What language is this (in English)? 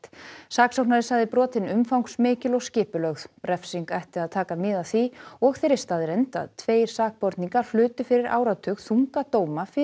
Icelandic